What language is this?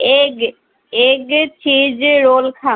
Assamese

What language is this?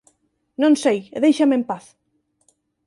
Galician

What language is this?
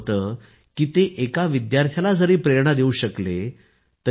Marathi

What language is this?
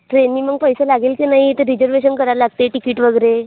Marathi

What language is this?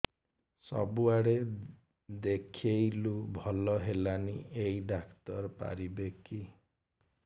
Odia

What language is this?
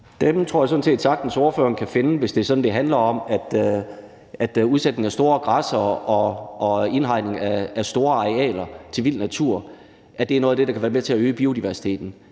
Danish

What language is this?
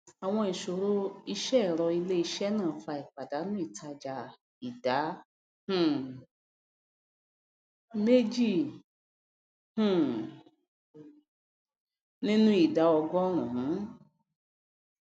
Yoruba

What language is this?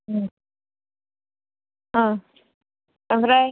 Bodo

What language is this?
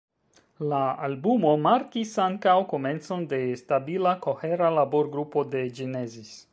Esperanto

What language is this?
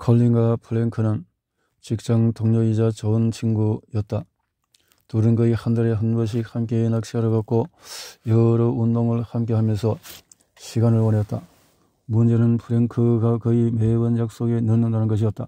Korean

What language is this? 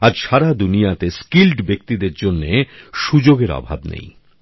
Bangla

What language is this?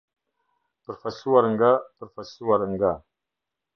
Albanian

